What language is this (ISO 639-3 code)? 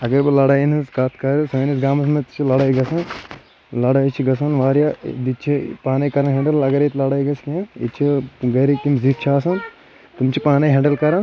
kas